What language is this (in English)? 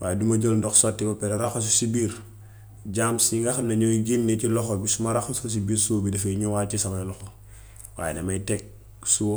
Gambian Wolof